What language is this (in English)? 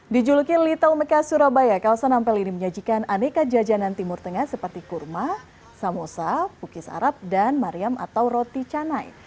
Indonesian